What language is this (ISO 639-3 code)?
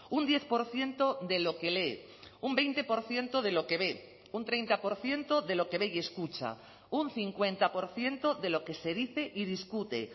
spa